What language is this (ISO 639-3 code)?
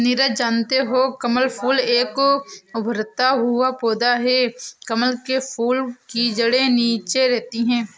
hin